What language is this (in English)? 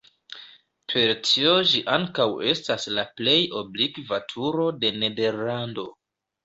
Esperanto